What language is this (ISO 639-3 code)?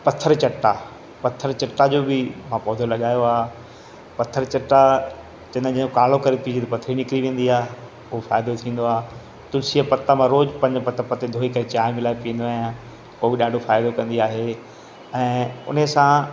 snd